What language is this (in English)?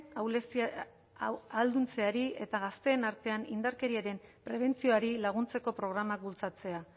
Basque